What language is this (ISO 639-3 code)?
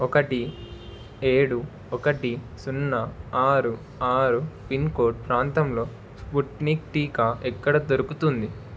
tel